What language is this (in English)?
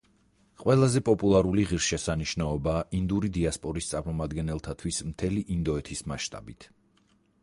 Georgian